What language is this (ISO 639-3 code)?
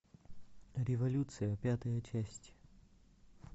rus